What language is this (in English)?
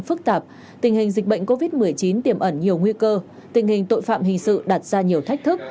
Vietnamese